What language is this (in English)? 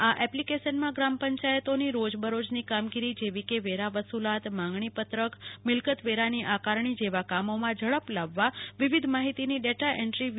Gujarati